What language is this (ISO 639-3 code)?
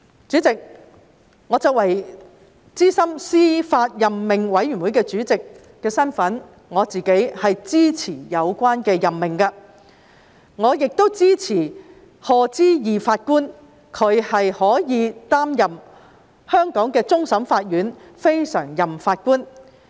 yue